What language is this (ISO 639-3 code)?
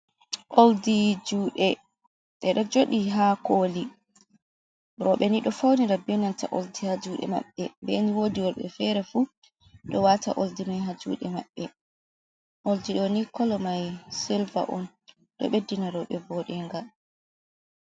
ful